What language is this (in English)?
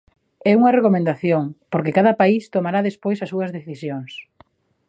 Galician